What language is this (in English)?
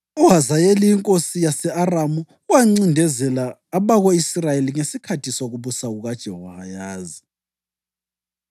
North Ndebele